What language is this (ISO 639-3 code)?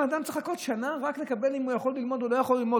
heb